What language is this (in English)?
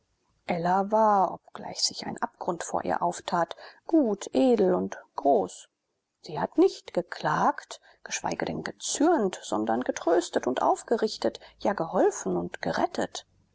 German